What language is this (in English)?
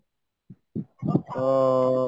Odia